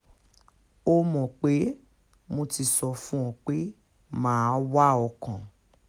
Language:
Yoruba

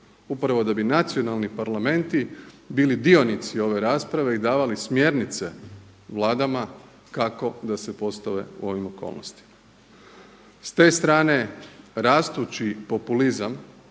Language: Croatian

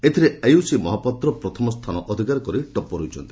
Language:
Odia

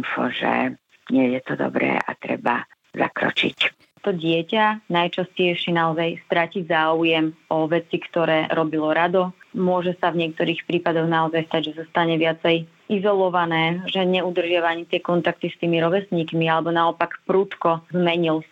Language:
Slovak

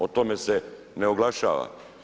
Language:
Croatian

